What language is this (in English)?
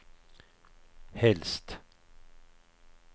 Swedish